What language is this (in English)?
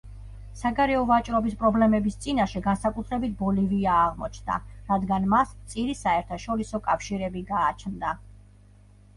Georgian